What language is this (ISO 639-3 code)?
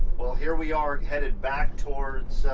eng